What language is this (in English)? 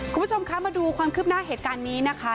Thai